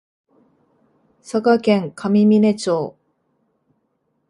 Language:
Japanese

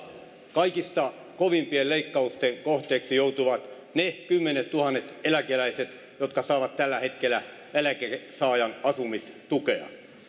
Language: Finnish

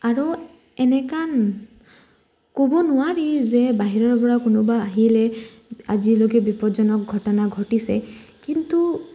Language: Assamese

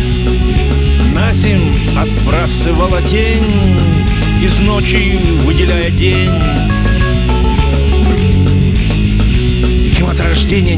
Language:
Russian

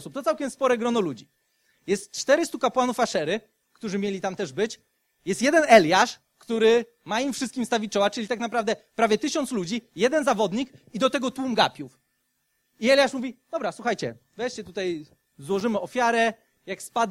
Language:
Polish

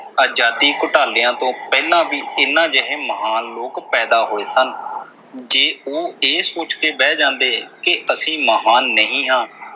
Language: Punjabi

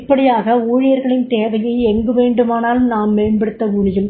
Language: Tamil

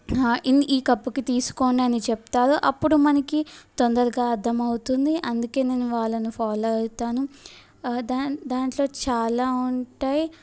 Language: Telugu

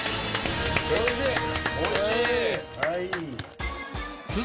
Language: Japanese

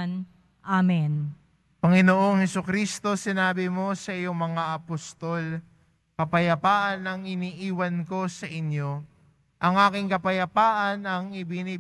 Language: Filipino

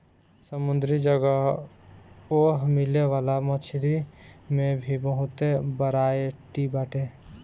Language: Bhojpuri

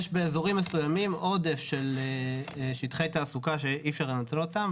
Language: Hebrew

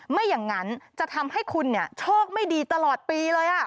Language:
Thai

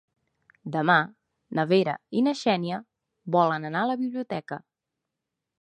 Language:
Catalan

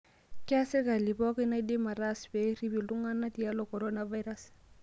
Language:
Masai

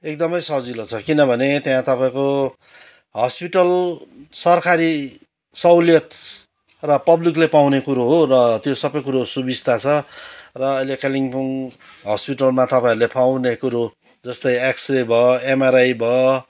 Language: Nepali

